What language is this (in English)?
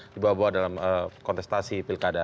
Indonesian